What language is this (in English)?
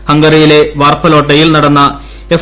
Malayalam